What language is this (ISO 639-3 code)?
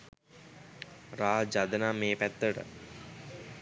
sin